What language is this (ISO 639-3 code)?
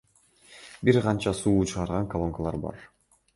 kir